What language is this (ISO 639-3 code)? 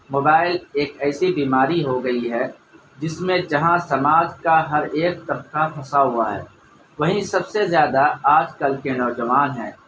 urd